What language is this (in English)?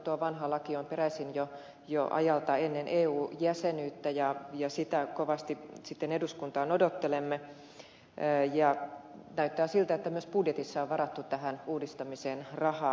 Finnish